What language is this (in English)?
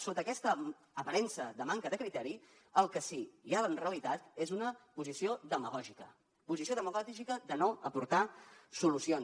Catalan